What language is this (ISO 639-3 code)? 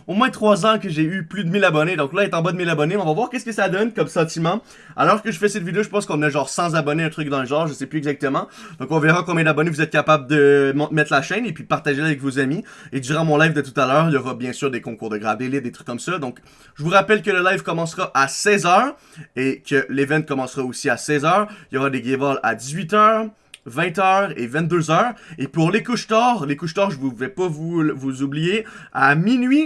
fra